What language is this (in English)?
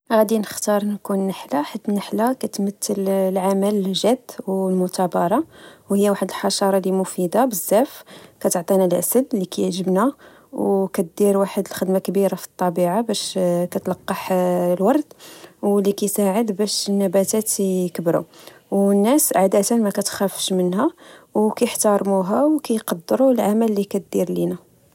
Moroccan Arabic